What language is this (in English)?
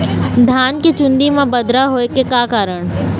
Chhattisgarhi